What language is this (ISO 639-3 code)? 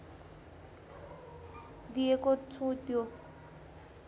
nep